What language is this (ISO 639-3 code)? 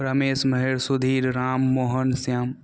mai